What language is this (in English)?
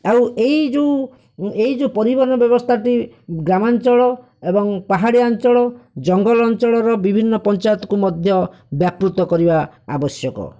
Odia